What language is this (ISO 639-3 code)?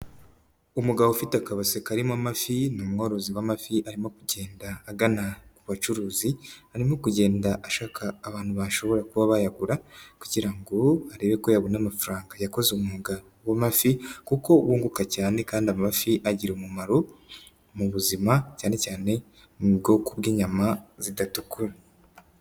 kin